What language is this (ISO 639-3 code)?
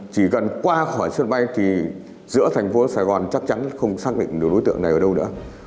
vie